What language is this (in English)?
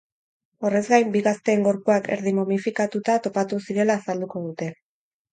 Basque